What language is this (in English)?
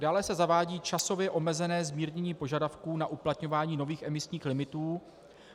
Czech